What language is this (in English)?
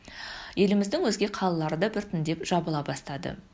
Kazakh